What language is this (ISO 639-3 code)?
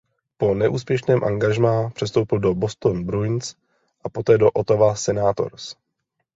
ces